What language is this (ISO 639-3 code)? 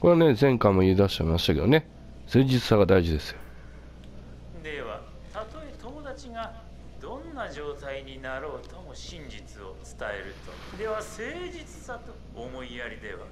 jpn